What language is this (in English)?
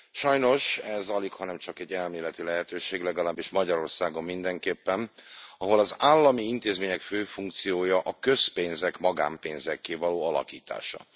Hungarian